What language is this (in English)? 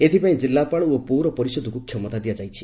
Odia